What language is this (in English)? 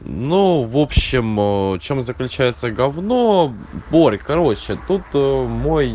Russian